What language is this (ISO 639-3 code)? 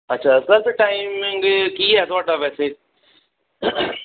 pan